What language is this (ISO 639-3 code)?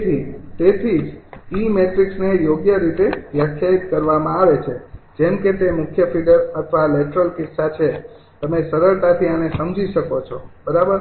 guj